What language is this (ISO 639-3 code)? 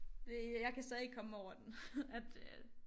dan